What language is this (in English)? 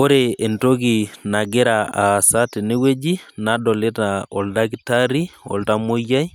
Masai